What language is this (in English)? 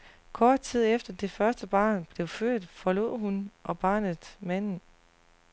Danish